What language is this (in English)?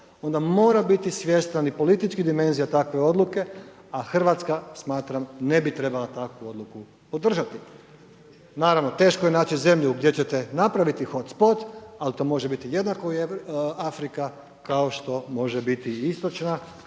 Croatian